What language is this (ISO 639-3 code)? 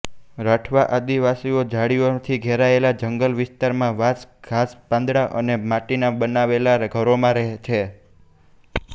guj